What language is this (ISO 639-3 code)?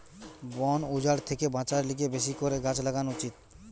ben